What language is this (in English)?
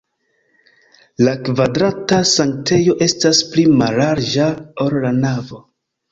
Esperanto